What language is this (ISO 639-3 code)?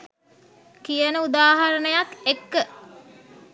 sin